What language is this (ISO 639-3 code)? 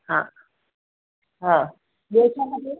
snd